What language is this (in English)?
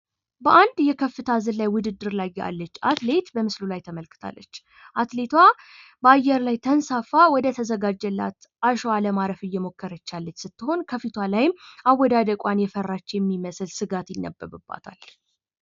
Amharic